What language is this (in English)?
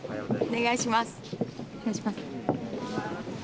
Japanese